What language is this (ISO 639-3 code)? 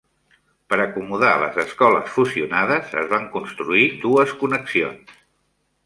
cat